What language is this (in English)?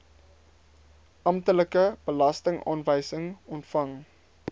Afrikaans